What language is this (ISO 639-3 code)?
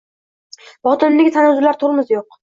uzb